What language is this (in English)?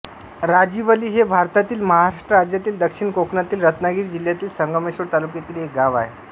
Marathi